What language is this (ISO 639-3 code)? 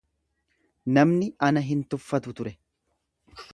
orm